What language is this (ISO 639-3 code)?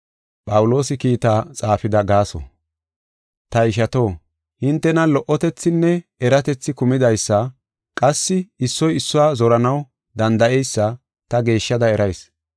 gof